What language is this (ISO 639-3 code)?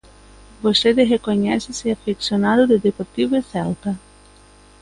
glg